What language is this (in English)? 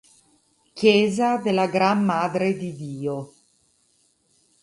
Italian